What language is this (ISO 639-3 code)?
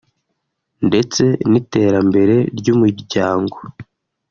kin